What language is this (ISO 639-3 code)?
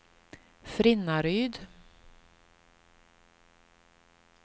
swe